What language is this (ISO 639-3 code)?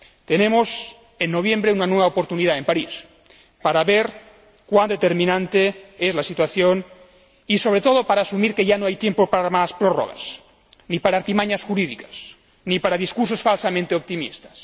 spa